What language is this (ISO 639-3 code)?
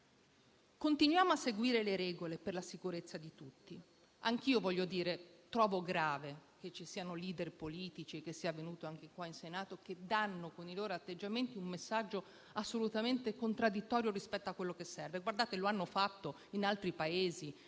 ita